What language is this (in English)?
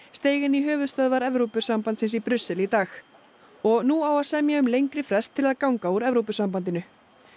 Icelandic